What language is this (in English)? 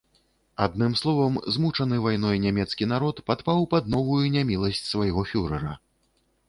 Belarusian